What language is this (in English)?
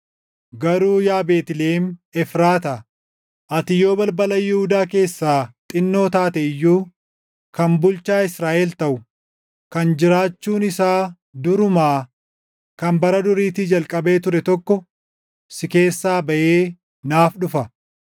Oromo